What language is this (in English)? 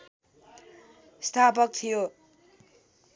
Nepali